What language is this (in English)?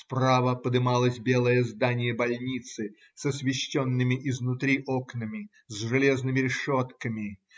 Russian